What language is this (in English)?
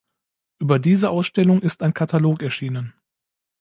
German